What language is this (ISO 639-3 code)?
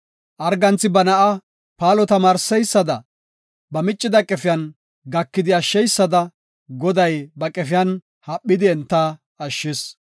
gof